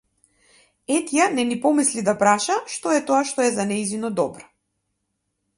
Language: Macedonian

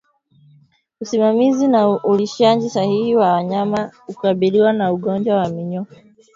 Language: Swahili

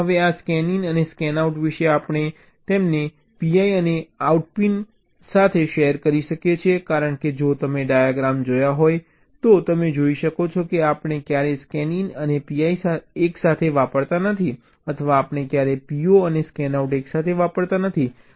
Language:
Gujarati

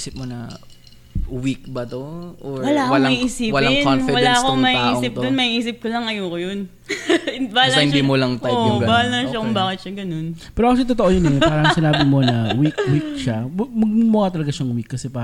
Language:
Filipino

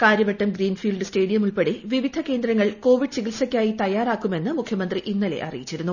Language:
Malayalam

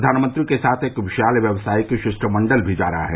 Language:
Hindi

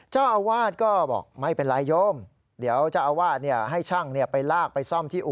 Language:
Thai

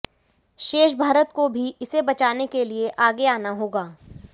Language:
Hindi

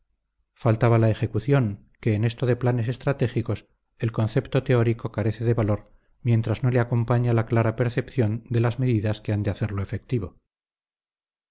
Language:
Spanish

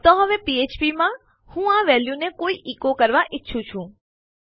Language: Gujarati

